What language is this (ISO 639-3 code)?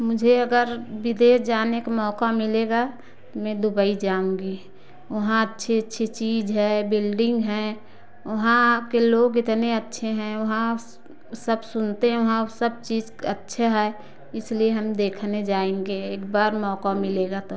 hin